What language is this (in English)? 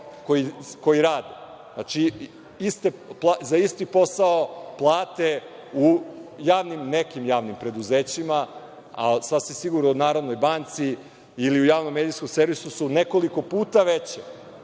Serbian